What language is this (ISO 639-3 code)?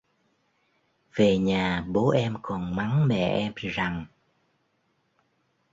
vie